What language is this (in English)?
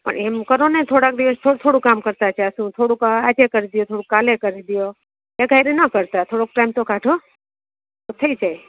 Gujarati